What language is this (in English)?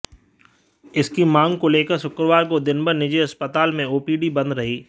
Hindi